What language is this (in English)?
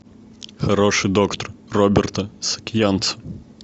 Russian